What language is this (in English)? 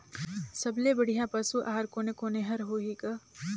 Chhattisgarhi